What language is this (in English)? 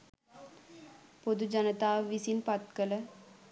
Sinhala